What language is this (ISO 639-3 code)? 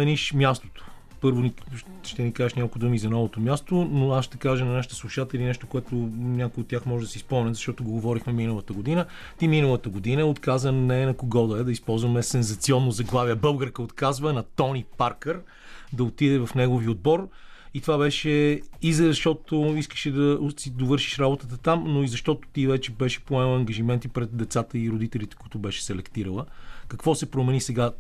bul